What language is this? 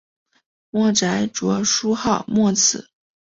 Chinese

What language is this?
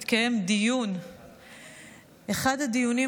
Hebrew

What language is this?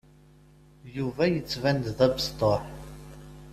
Kabyle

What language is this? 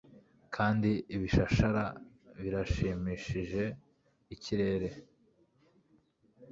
Kinyarwanda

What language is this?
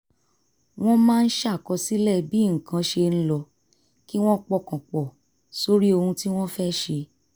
Yoruba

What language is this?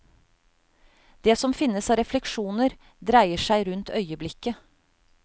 Norwegian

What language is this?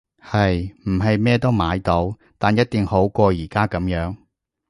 Cantonese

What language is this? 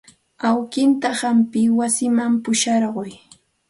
Santa Ana de Tusi Pasco Quechua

